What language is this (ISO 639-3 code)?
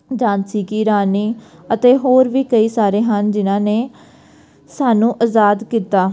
pan